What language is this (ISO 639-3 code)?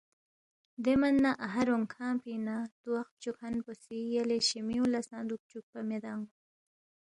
bft